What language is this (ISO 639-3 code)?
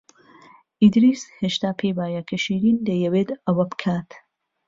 ckb